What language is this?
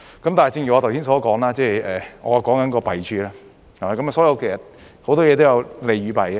Cantonese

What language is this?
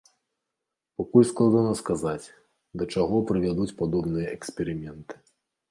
Belarusian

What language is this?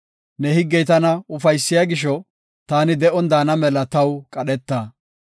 Gofa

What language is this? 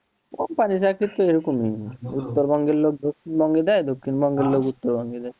Bangla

